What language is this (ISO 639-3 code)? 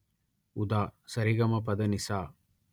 tel